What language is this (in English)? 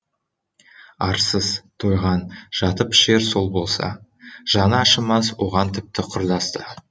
Kazakh